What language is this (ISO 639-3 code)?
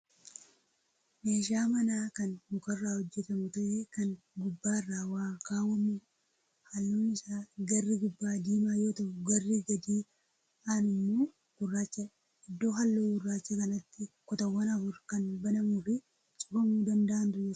orm